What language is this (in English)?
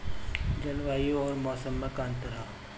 Bhojpuri